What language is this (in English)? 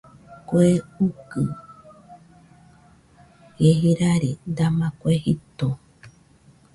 Nüpode Huitoto